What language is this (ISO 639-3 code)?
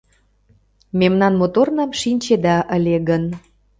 chm